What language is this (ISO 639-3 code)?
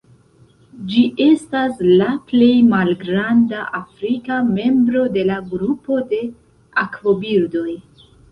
epo